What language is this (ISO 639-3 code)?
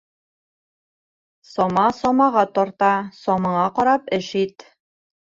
bak